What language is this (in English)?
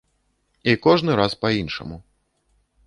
Belarusian